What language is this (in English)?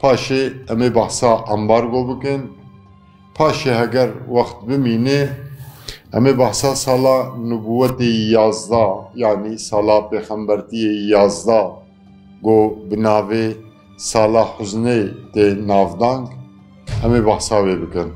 Turkish